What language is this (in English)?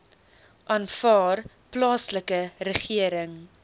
Afrikaans